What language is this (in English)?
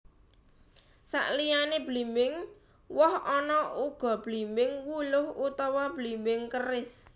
Javanese